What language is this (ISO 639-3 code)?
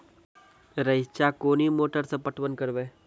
mai